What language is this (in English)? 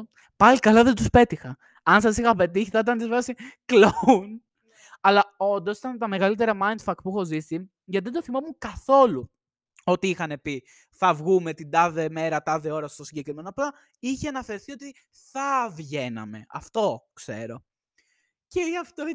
Greek